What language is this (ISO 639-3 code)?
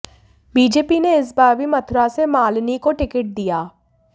hin